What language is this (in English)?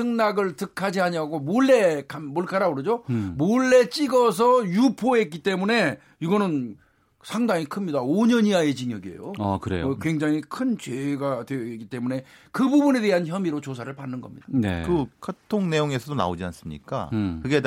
Korean